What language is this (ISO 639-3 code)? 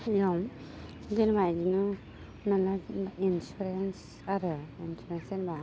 brx